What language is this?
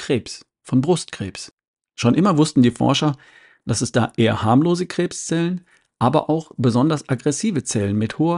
German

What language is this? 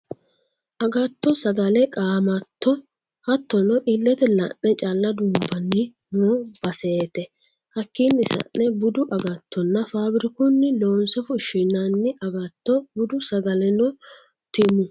Sidamo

